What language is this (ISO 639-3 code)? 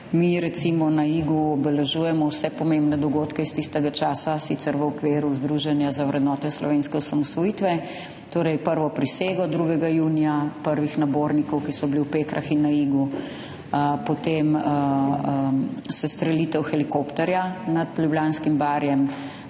slv